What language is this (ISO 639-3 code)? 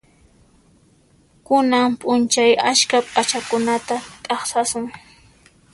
qxp